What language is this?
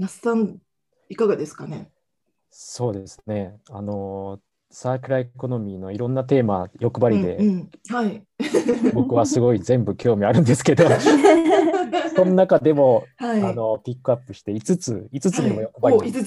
Japanese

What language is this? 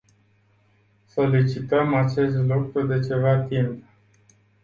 Romanian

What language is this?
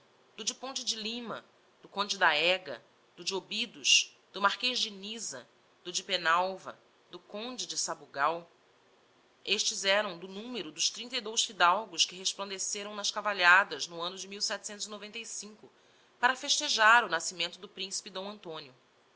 Portuguese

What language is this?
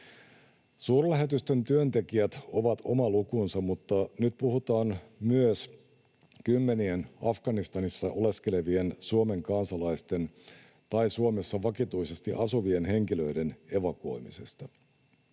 Finnish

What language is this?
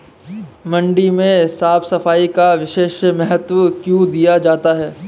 Hindi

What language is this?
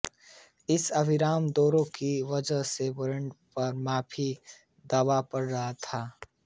Hindi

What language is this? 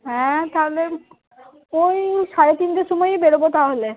Bangla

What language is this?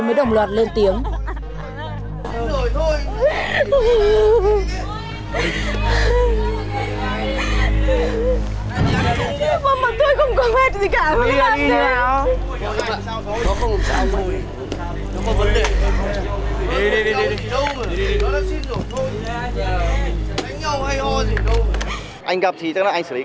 Vietnamese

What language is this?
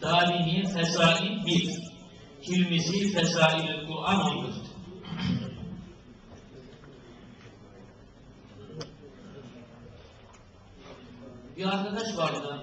Turkish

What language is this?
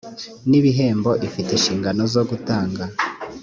Kinyarwanda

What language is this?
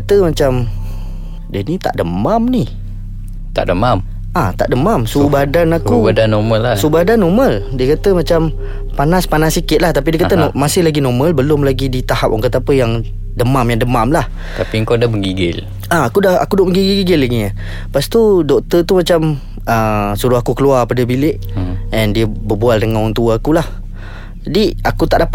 Malay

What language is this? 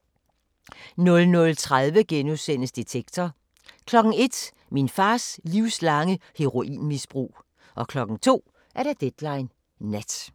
Danish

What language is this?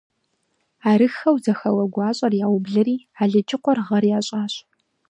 Kabardian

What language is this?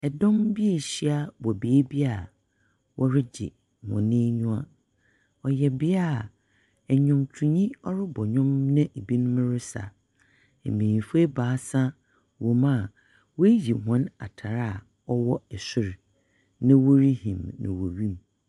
Akan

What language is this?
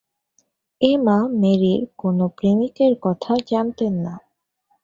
Bangla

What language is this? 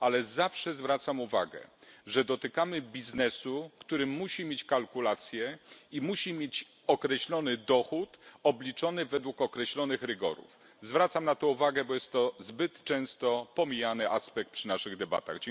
Polish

